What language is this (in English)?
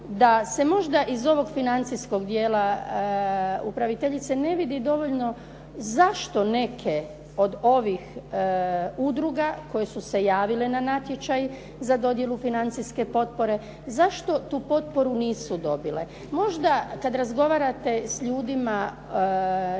Croatian